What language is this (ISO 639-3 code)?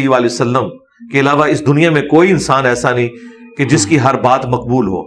urd